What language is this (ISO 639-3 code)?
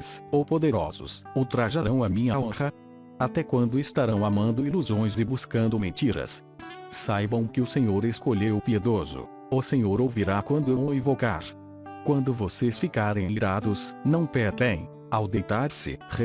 por